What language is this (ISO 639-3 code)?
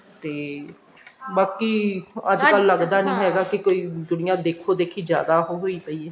pan